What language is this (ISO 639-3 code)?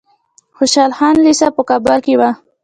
pus